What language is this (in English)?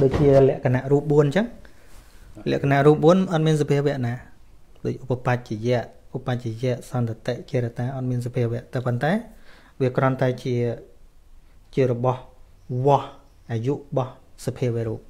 Thai